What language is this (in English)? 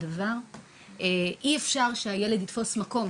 Hebrew